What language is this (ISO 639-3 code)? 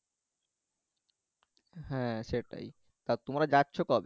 ben